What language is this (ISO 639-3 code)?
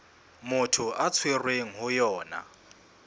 sot